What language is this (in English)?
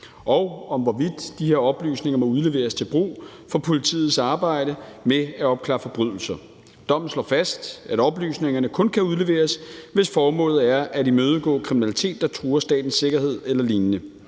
Danish